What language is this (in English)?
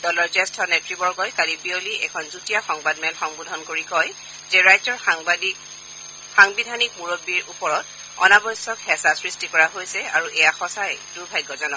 Assamese